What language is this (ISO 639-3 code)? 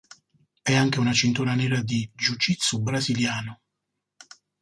ita